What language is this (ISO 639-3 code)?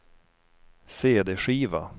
swe